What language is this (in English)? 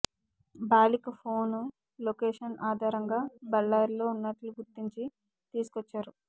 Telugu